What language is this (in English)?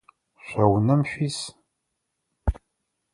Adyghe